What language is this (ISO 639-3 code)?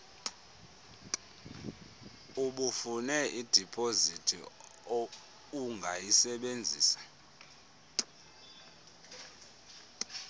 xho